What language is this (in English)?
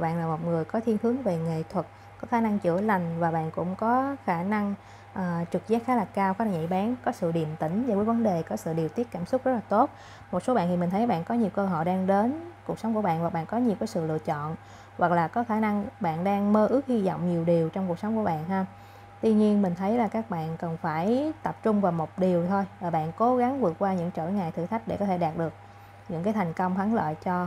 Vietnamese